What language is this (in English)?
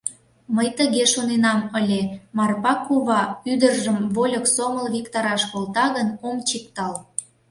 Mari